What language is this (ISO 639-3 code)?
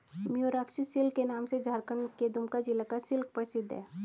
hin